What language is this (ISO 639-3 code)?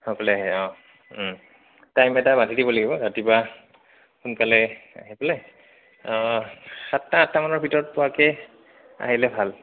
asm